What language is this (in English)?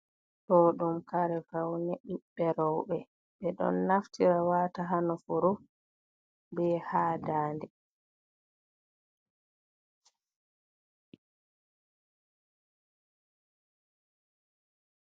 Fula